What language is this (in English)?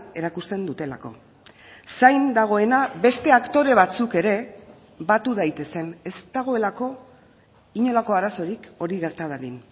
Basque